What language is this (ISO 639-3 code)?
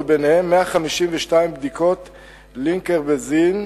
heb